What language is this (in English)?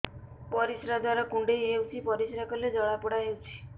Odia